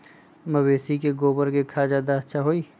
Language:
Magahi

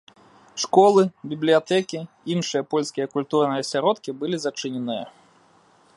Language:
Belarusian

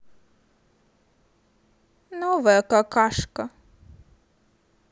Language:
Russian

